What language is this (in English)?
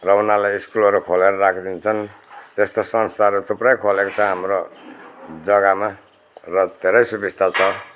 Nepali